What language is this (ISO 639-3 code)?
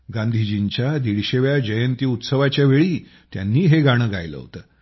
mar